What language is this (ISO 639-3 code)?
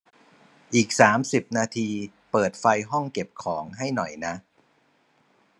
tha